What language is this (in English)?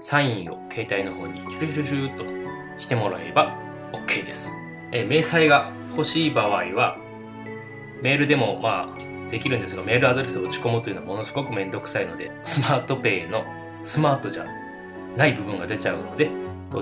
Japanese